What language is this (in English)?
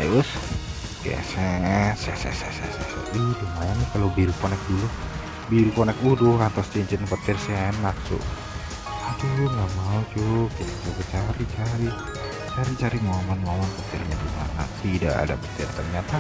Indonesian